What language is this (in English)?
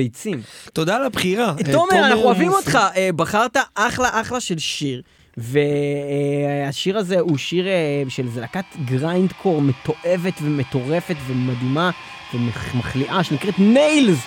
Hebrew